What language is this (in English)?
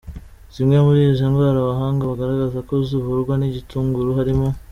Kinyarwanda